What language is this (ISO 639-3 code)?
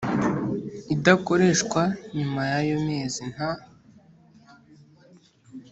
kin